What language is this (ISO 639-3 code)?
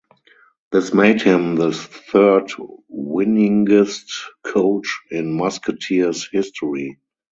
eng